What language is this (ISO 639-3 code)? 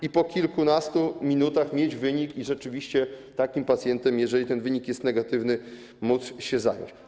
pol